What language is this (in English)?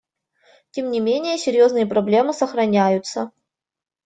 Russian